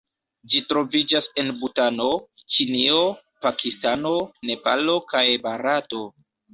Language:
Esperanto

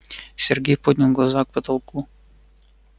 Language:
Russian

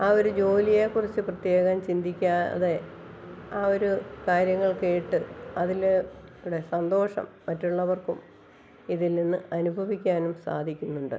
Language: Malayalam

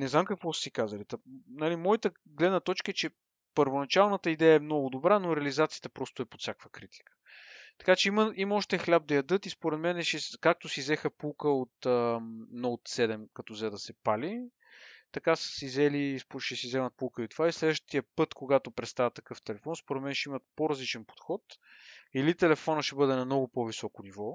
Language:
Bulgarian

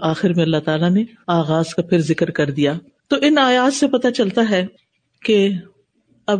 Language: Urdu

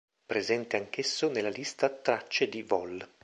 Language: Italian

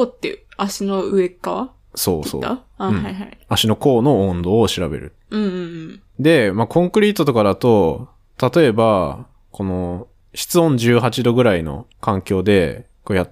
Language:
Japanese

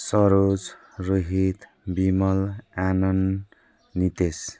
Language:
Nepali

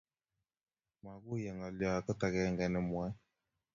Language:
Kalenjin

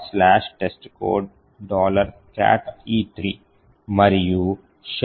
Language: Telugu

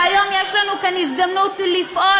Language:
Hebrew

